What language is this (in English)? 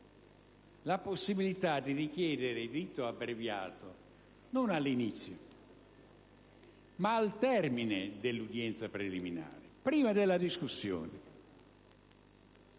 Italian